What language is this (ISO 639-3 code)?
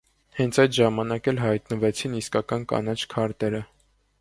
hye